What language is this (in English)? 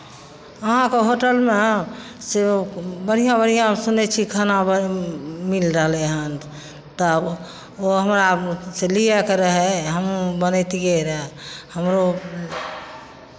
Maithili